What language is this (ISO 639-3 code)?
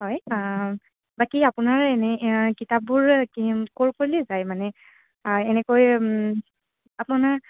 asm